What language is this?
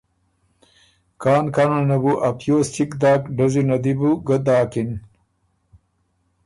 Ormuri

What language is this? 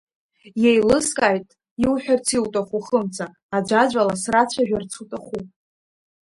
Abkhazian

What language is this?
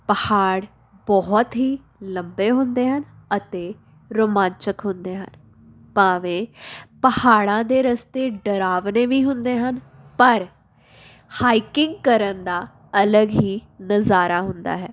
Punjabi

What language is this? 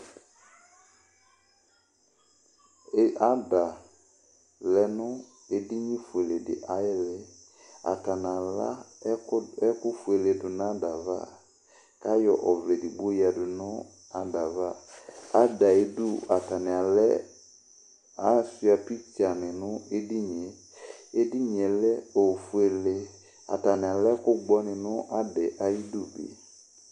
Ikposo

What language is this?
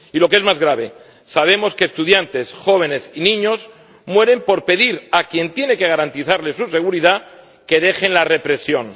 Spanish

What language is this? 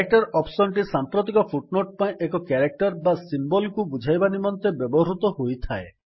Odia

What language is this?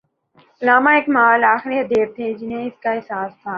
Urdu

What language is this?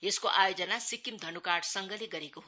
Nepali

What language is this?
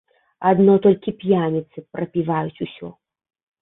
Belarusian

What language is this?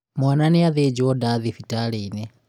Kikuyu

